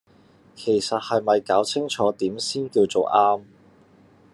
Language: Cantonese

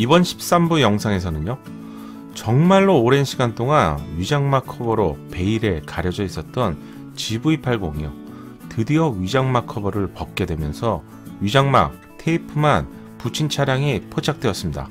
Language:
Korean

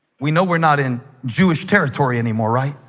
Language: English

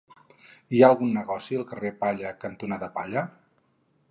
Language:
Catalan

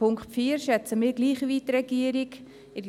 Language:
Swiss German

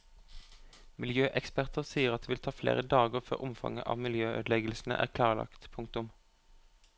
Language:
Norwegian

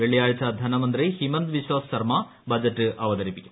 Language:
Malayalam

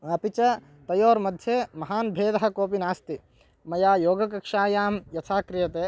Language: Sanskrit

